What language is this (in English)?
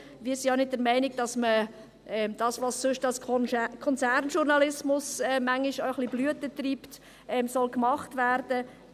Swiss German